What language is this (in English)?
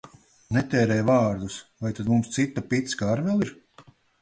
Latvian